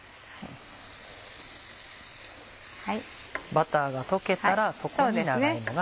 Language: Japanese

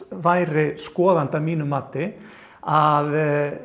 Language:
Icelandic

